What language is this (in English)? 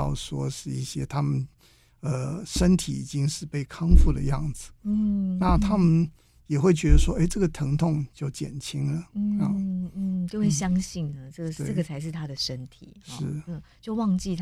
Chinese